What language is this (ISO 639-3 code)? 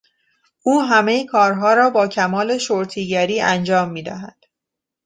fas